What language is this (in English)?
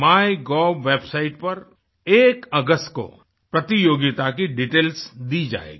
Hindi